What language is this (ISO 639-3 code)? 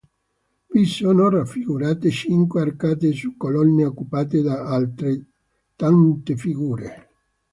ita